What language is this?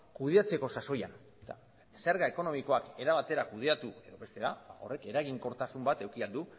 Basque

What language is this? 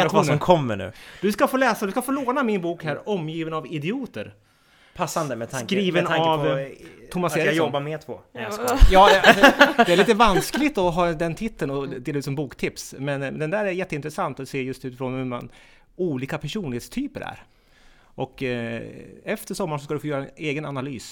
Swedish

